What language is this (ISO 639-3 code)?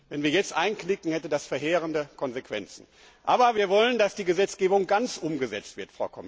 deu